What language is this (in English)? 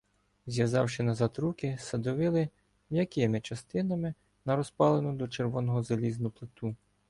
Ukrainian